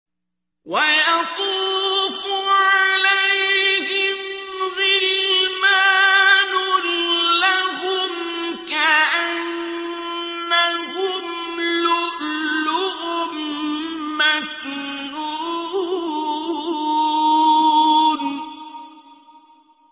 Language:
Arabic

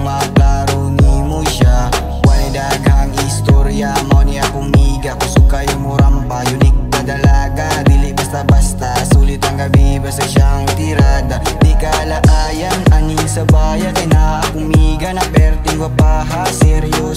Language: Romanian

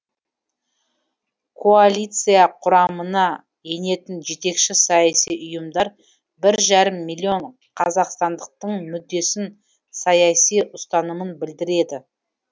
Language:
Kazakh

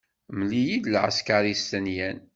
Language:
Kabyle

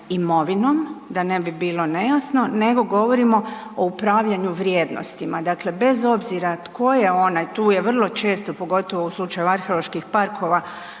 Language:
Croatian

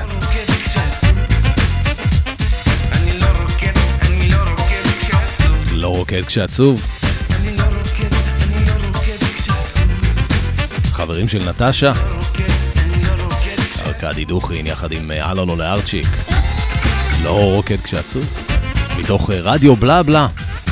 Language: Hebrew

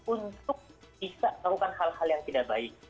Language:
Indonesian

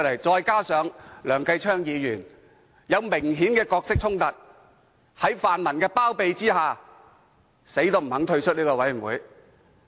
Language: Cantonese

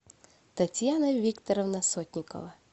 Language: Russian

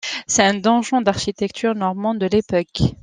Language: French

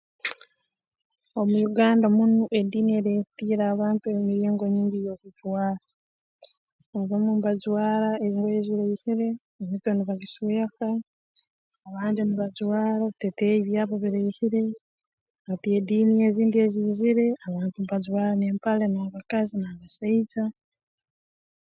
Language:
Tooro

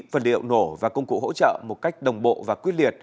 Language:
Vietnamese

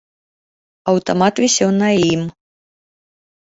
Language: Belarusian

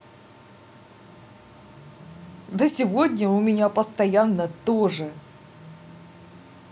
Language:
Russian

